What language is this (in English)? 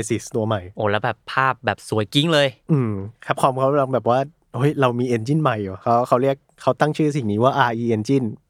Thai